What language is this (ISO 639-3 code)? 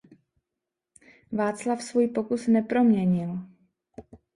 ces